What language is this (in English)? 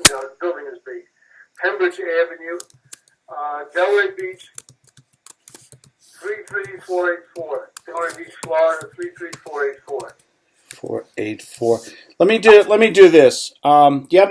English